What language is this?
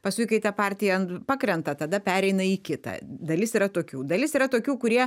Lithuanian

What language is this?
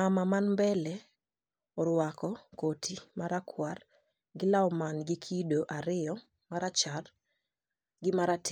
Luo (Kenya and Tanzania)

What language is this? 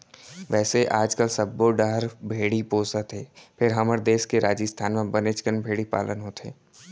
Chhattisgarhi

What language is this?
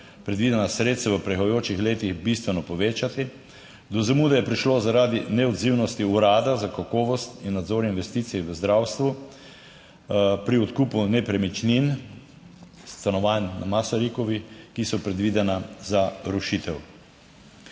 Slovenian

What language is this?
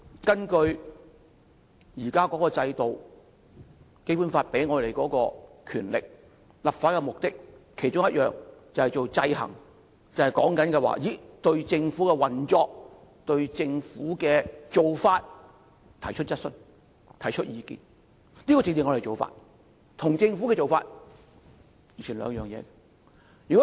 Cantonese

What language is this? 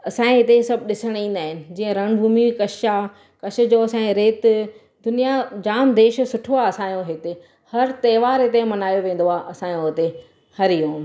Sindhi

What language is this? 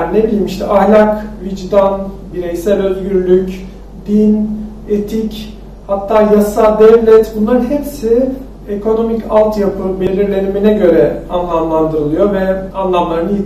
Turkish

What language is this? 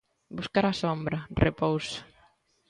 Galician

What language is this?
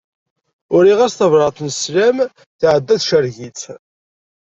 Kabyle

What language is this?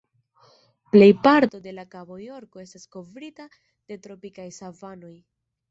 Esperanto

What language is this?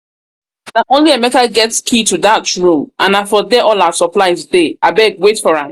Nigerian Pidgin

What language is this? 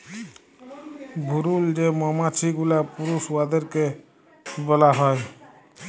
Bangla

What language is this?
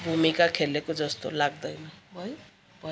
Nepali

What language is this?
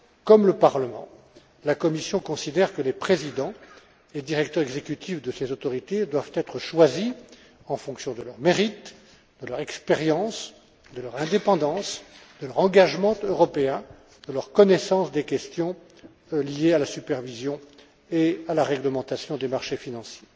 French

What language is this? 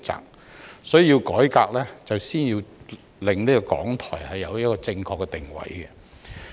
Cantonese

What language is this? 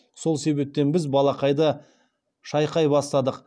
Kazakh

